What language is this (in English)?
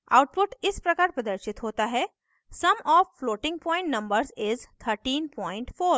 Hindi